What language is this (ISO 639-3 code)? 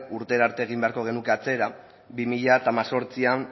eus